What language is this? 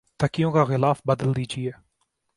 Urdu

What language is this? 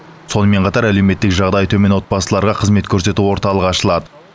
Kazakh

